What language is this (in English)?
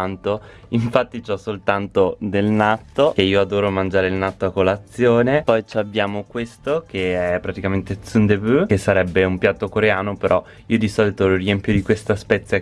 Italian